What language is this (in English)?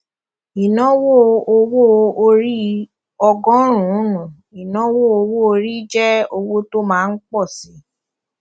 Yoruba